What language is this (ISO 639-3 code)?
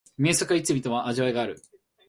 jpn